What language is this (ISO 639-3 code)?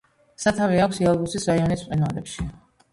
kat